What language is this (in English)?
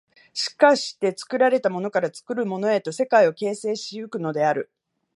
Japanese